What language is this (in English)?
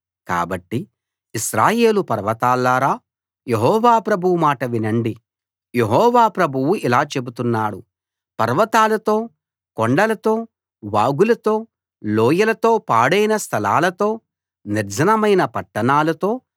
Telugu